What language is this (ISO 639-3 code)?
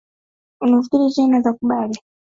swa